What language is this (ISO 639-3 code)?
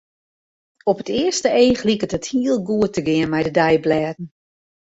fry